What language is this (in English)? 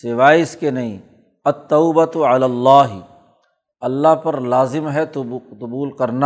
Urdu